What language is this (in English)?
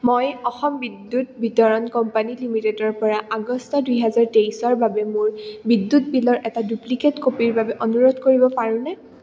Assamese